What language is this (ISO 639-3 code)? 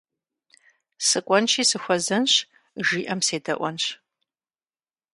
kbd